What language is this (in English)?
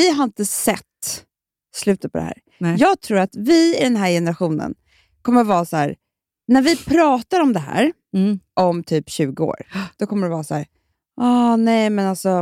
Swedish